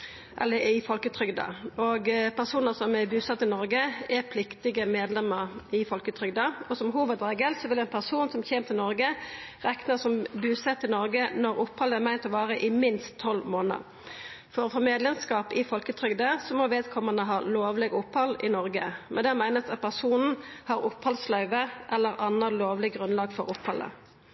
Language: Norwegian Nynorsk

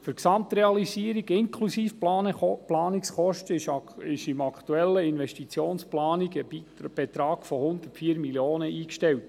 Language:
Swiss German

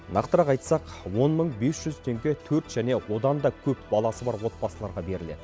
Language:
Kazakh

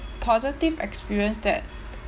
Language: English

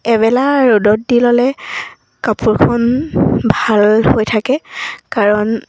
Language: Assamese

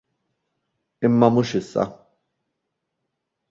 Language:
Maltese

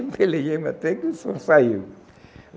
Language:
Portuguese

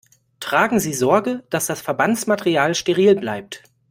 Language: German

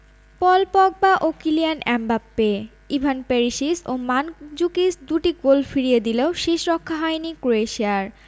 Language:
Bangla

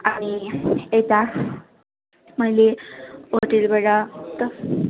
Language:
Nepali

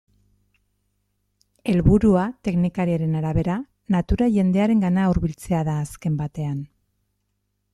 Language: Basque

